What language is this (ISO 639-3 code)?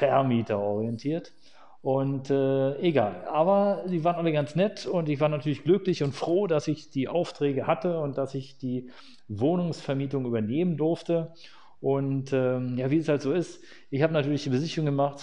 deu